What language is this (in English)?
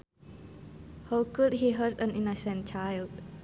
Sundanese